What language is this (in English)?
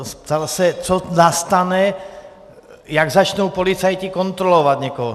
Czech